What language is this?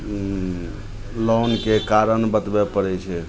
Maithili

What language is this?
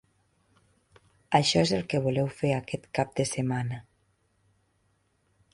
Catalan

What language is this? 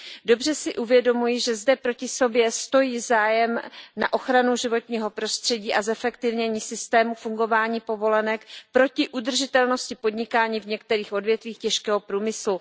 Czech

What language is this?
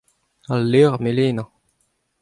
Breton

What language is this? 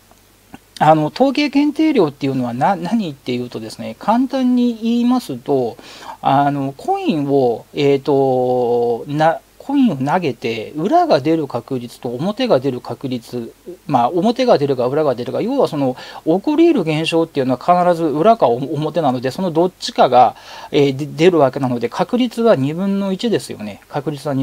Japanese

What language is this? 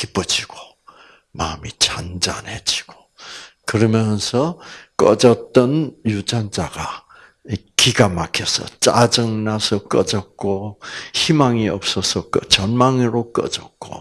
Korean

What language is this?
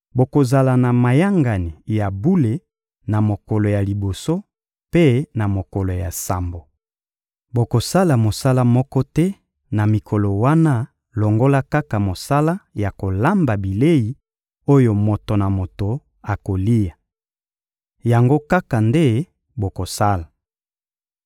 Lingala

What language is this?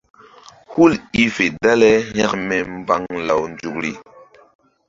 Mbum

